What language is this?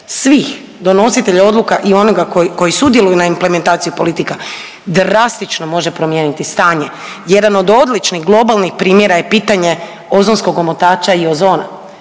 Croatian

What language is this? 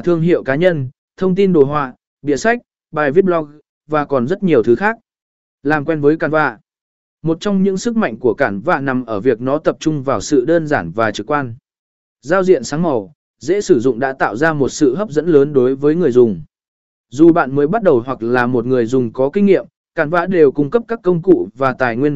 Vietnamese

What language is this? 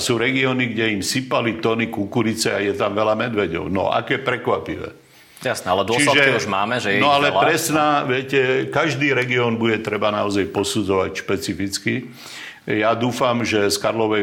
Slovak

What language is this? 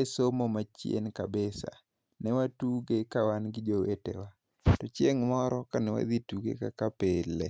Luo (Kenya and Tanzania)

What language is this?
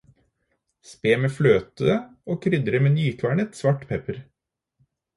Norwegian Bokmål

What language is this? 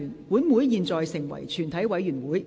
Cantonese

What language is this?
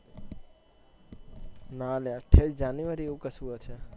Gujarati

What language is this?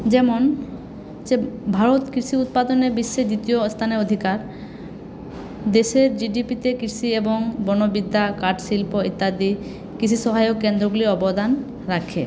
Bangla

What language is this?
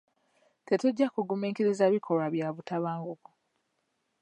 Ganda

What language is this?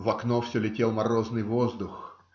Russian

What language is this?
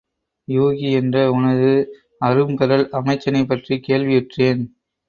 Tamil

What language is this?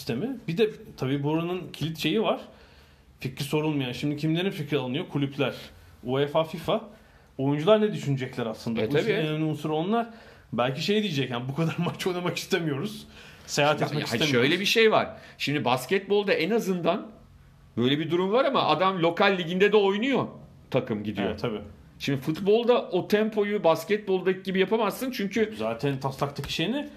Turkish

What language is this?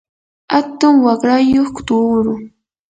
Yanahuanca Pasco Quechua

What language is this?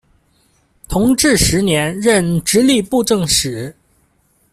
Chinese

